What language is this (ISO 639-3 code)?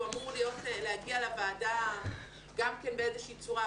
heb